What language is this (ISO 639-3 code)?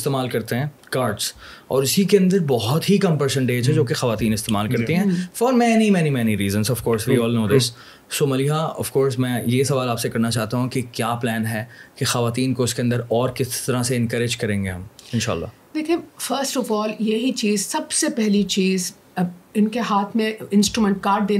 urd